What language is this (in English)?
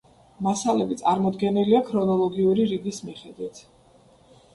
Georgian